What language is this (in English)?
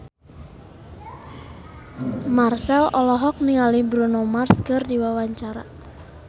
Sundanese